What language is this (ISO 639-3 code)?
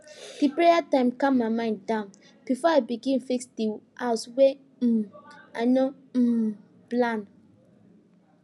pcm